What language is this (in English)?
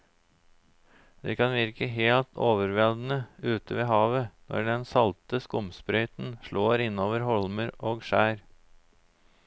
Norwegian